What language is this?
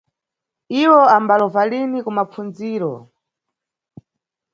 Nyungwe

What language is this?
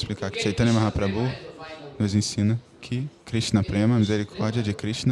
Portuguese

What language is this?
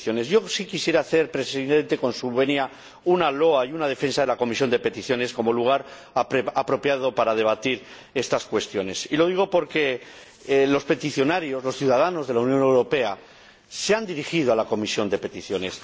Spanish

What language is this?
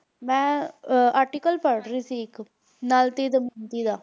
Punjabi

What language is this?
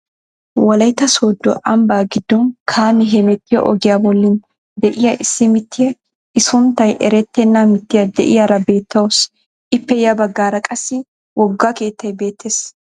Wolaytta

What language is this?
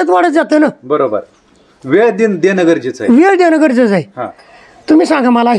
Romanian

